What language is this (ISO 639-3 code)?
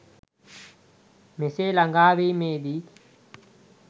sin